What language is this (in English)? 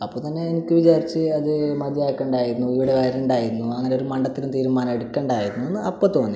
Malayalam